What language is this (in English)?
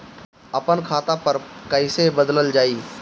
Bhojpuri